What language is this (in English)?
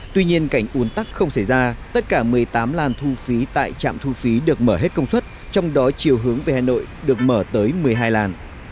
Vietnamese